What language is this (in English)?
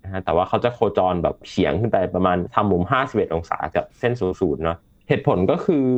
Thai